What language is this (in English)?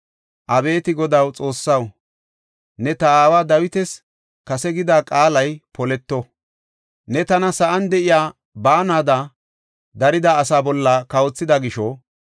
Gofa